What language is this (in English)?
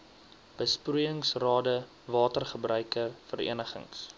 Afrikaans